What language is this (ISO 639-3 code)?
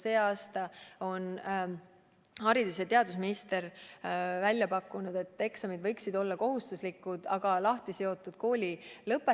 est